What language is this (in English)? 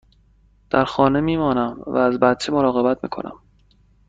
Persian